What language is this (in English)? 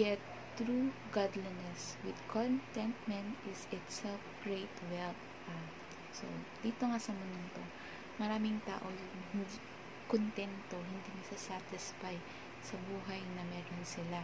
Filipino